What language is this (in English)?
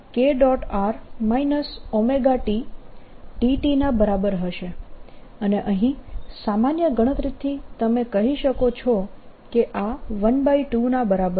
Gujarati